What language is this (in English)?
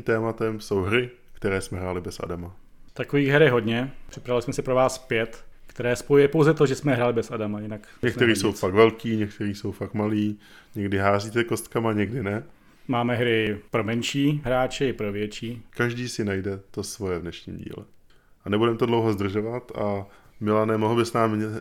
Czech